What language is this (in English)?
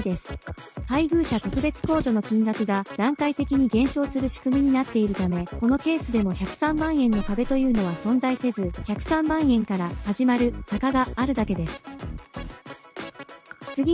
Japanese